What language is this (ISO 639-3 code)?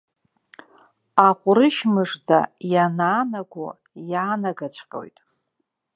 abk